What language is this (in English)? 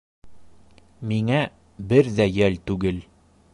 Bashkir